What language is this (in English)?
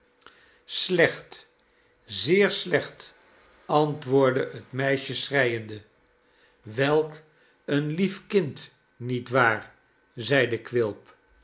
Dutch